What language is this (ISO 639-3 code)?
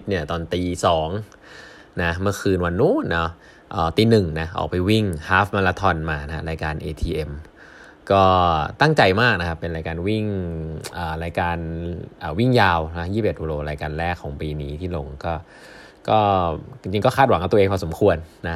tha